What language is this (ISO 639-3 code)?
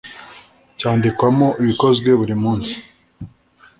kin